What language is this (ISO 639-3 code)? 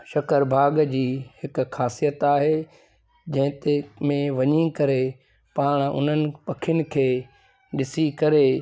snd